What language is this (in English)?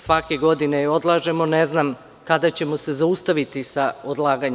Serbian